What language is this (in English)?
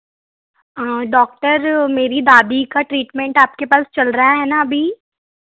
Hindi